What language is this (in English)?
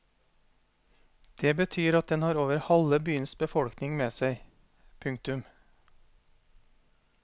Norwegian